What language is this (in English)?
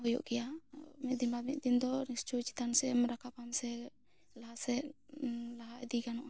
Santali